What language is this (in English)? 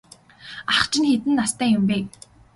Mongolian